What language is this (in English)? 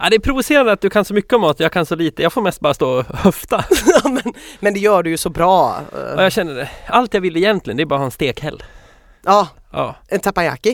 Swedish